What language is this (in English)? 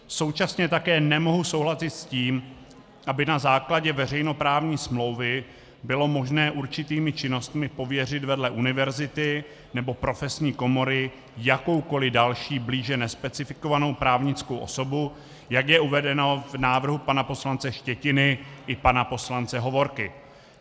Czech